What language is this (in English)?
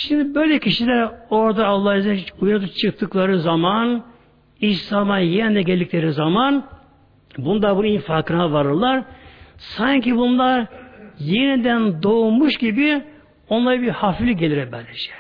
Turkish